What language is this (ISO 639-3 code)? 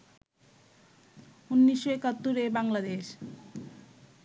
ben